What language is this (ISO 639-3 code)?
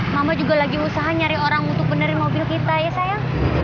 ind